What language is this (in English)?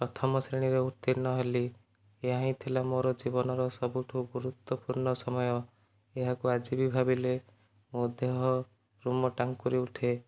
Odia